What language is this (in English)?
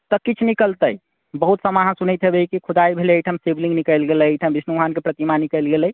Maithili